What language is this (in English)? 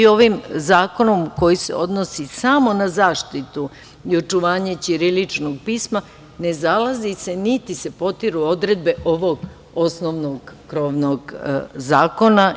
Serbian